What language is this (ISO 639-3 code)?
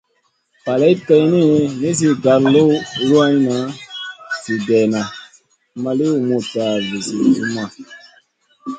mcn